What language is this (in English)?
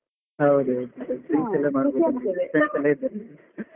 Kannada